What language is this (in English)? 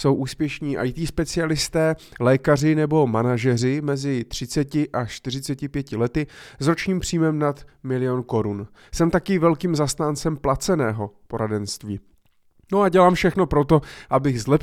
Czech